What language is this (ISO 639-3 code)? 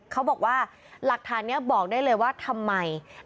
tha